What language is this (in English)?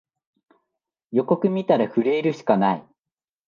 Japanese